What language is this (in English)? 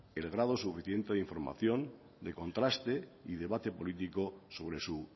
Spanish